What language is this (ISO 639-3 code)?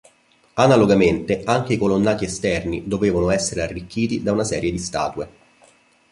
ita